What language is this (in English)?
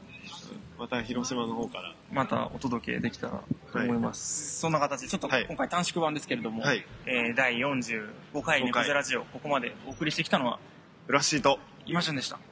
Japanese